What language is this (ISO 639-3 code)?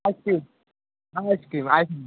nep